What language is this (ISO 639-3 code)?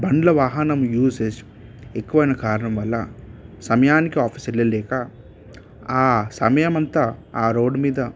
tel